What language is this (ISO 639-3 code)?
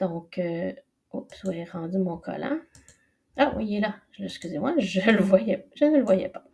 fra